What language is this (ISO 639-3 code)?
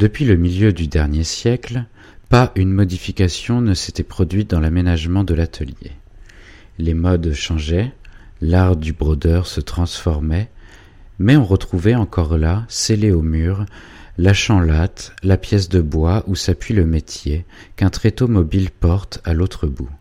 fra